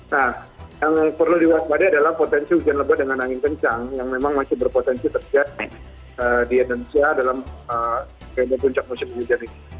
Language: Indonesian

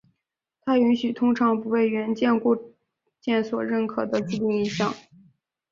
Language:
Chinese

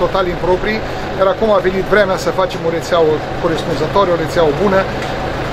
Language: Romanian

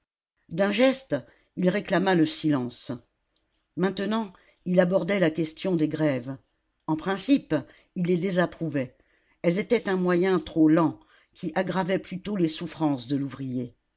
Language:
French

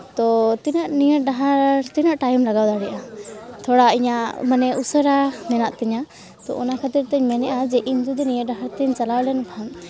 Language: Santali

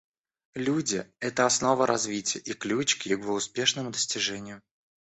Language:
Russian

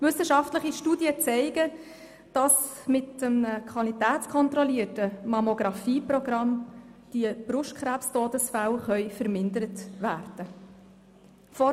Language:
Swiss German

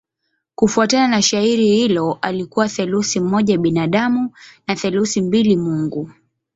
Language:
Swahili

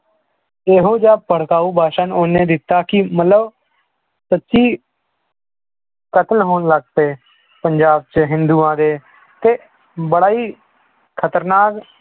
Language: Punjabi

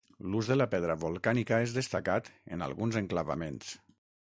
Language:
Catalan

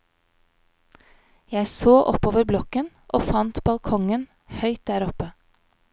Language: Norwegian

